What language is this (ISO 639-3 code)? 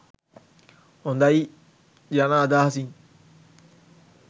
sin